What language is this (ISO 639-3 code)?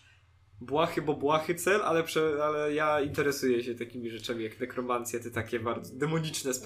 pol